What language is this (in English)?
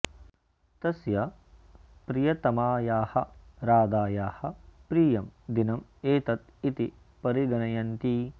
Sanskrit